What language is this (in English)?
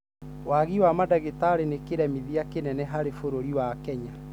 Kikuyu